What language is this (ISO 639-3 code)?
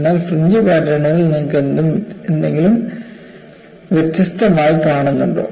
mal